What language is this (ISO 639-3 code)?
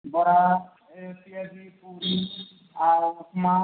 ori